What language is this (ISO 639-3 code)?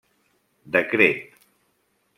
cat